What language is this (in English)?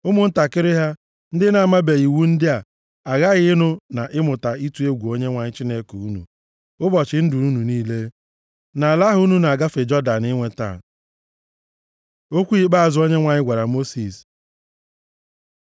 Igbo